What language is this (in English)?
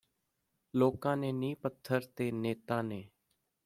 Punjabi